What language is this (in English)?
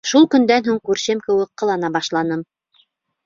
Bashkir